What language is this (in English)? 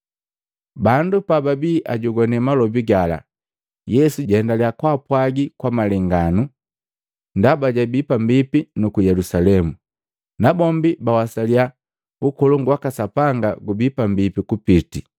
Matengo